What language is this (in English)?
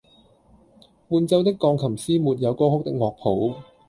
Cantonese